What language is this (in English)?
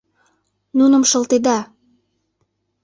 Mari